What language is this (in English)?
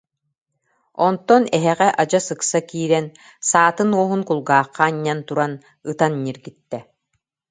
Yakut